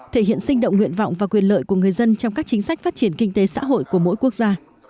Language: Vietnamese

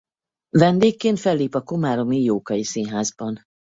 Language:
Hungarian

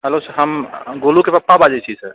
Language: Maithili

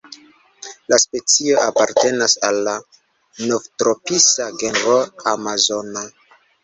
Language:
Esperanto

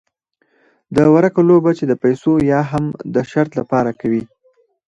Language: Pashto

